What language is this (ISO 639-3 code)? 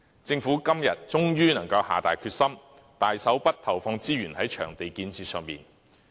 yue